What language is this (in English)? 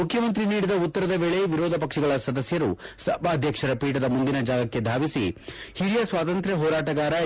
Kannada